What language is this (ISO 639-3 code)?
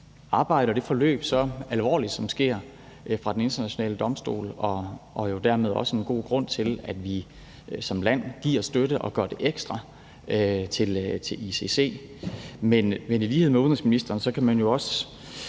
dan